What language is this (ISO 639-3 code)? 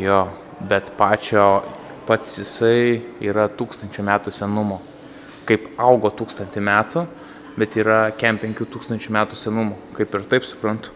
lit